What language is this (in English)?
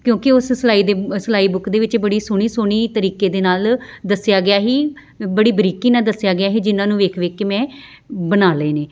Punjabi